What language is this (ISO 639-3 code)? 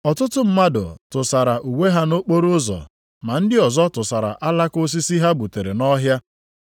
ibo